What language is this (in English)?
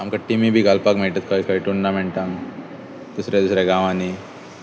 Konkani